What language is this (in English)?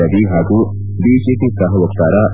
Kannada